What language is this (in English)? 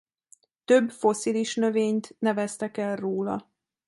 Hungarian